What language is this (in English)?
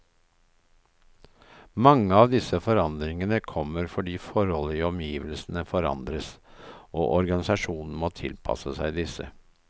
Norwegian